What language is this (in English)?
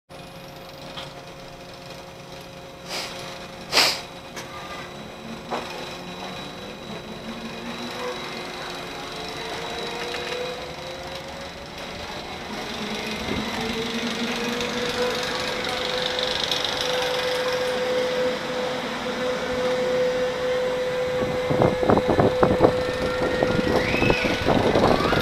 English